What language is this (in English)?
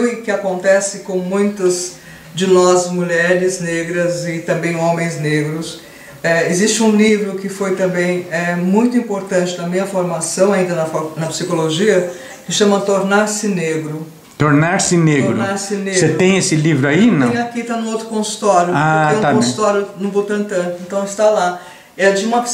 Portuguese